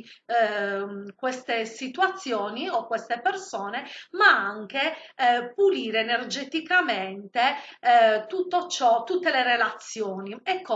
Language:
Italian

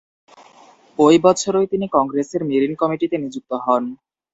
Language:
Bangla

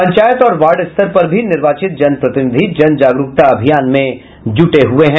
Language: Hindi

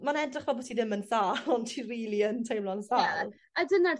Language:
Welsh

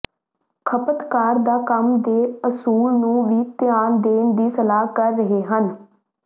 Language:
Punjabi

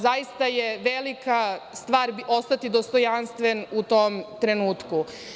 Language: Serbian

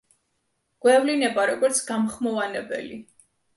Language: Georgian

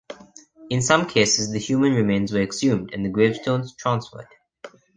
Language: English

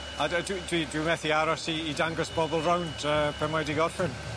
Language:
Welsh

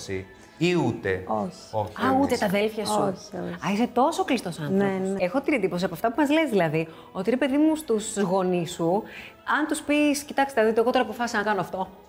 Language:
Greek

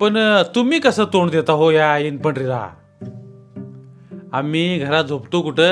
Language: Marathi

